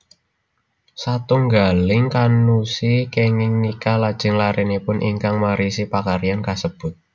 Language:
Javanese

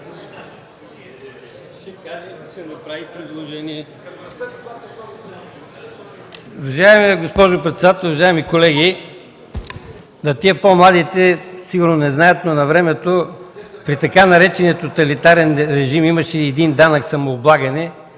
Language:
Bulgarian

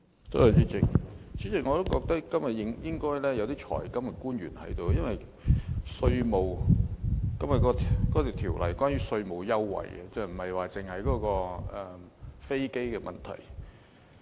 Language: Cantonese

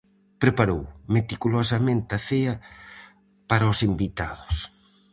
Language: Galician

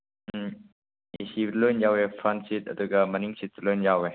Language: Manipuri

